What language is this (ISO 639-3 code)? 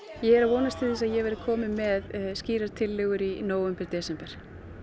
isl